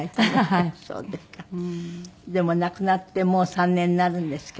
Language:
Japanese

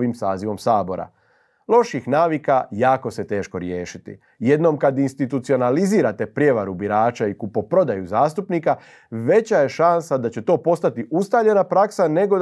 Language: Croatian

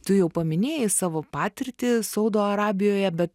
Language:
Lithuanian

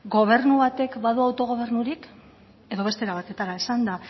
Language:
Basque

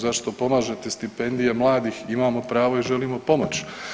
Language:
Croatian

